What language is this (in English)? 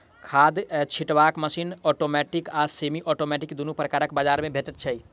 Maithili